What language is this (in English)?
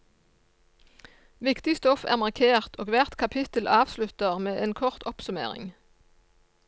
Norwegian